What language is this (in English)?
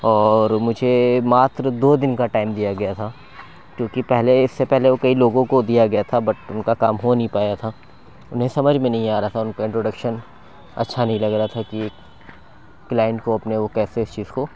Urdu